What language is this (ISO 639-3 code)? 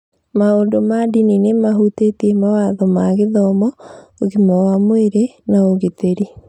kik